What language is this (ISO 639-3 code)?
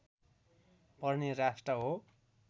nep